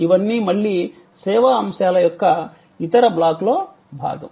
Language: Telugu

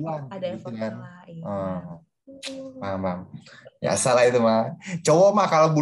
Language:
Indonesian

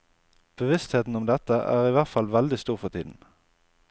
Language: Norwegian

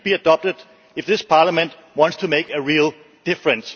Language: English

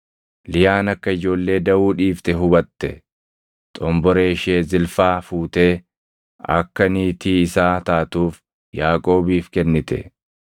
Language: Oromo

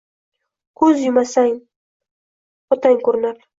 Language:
Uzbek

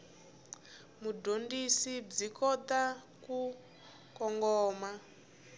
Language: Tsonga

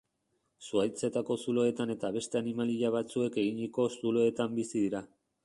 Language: Basque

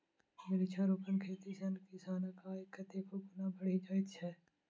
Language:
Maithili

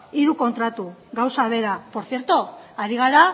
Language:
Basque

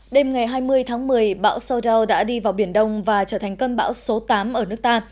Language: Vietnamese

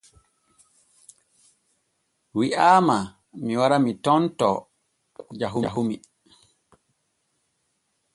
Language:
Borgu Fulfulde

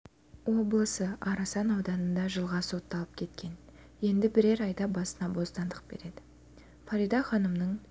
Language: Kazakh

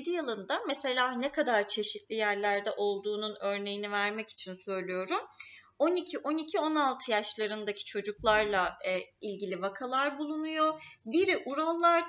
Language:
Turkish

